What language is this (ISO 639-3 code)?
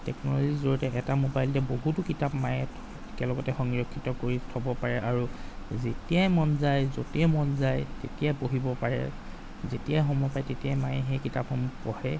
asm